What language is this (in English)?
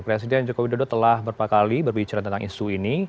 Indonesian